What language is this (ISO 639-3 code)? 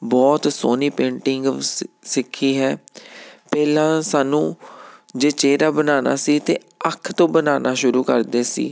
pan